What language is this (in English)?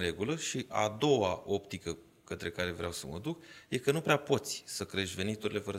Romanian